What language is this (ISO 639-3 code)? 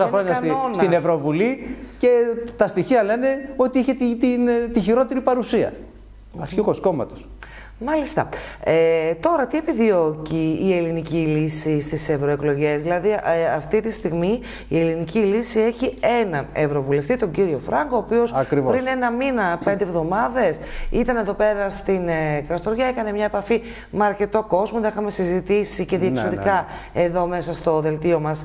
ell